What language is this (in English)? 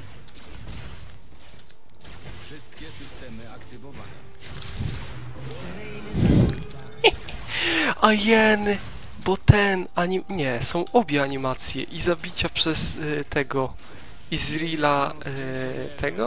Polish